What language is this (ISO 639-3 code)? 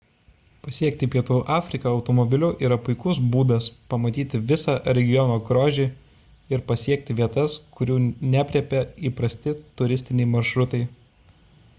lit